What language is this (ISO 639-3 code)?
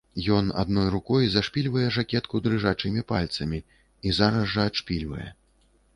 bel